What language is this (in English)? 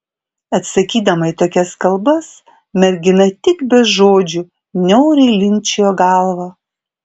Lithuanian